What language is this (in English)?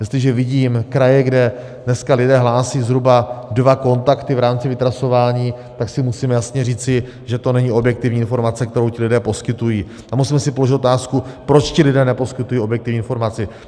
Czech